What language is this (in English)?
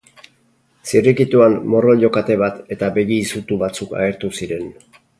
Basque